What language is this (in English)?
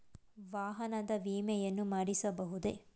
Kannada